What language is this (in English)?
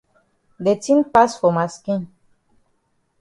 Cameroon Pidgin